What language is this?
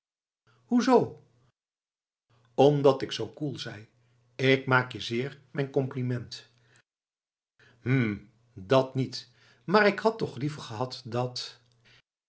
Dutch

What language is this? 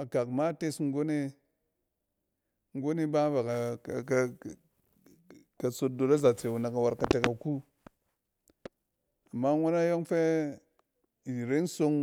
Cen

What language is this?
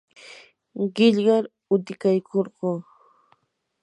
Yanahuanca Pasco Quechua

